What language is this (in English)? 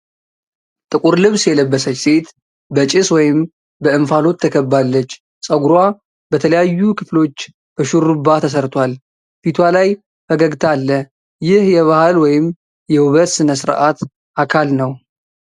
Amharic